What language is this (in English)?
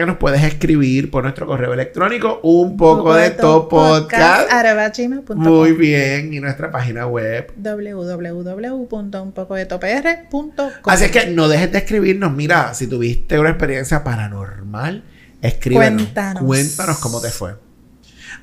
Spanish